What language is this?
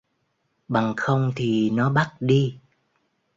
Vietnamese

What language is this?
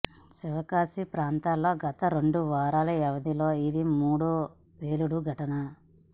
Telugu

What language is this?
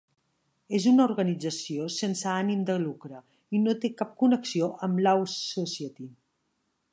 Catalan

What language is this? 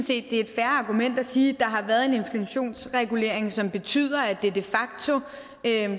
Danish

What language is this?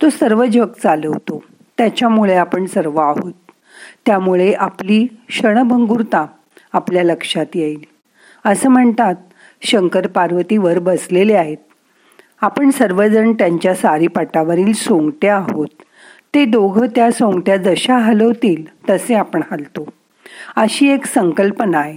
Marathi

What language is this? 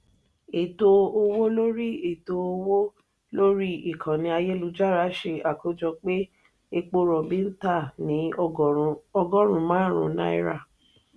Yoruba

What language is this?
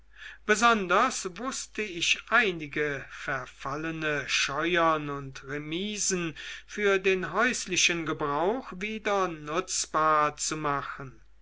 German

